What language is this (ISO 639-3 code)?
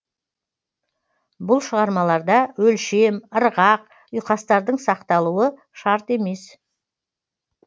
kaz